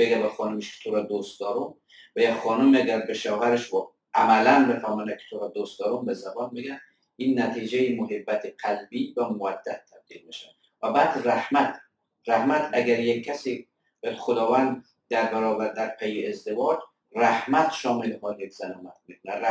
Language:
Persian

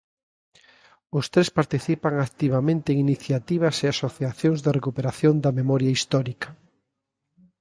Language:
Galician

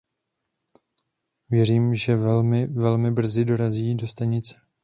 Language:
Czech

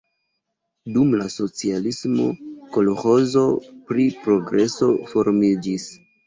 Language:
Esperanto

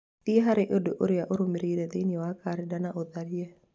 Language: Kikuyu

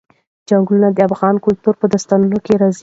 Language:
Pashto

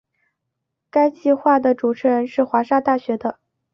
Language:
Chinese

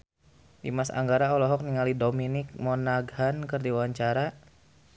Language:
Sundanese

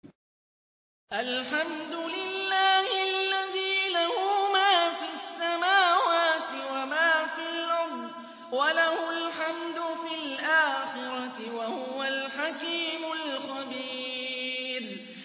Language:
Arabic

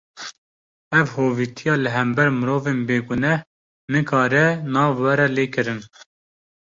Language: Kurdish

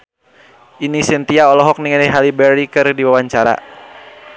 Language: Sundanese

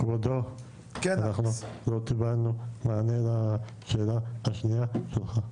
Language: Hebrew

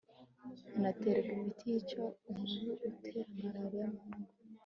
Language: Kinyarwanda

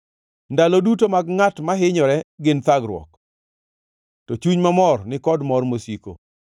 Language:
Luo (Kenya and Tanzania)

